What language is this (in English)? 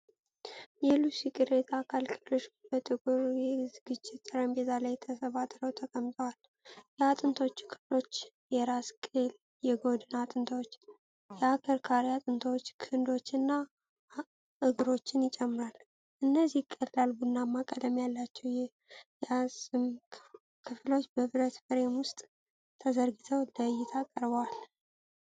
Amharic